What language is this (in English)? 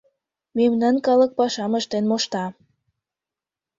Mari